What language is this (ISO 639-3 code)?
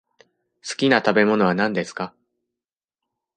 jpn